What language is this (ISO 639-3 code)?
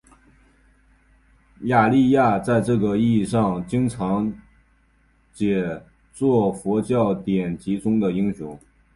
zho